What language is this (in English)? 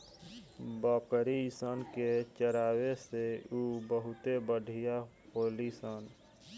Bhojpuri